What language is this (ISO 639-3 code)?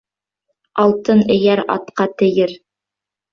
bak